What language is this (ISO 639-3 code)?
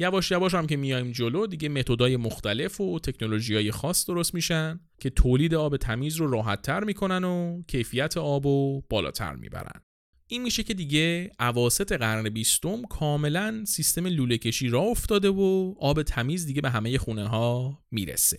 fas